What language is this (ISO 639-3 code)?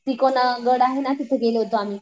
mar